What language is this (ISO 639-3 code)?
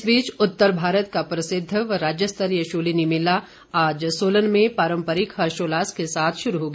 hin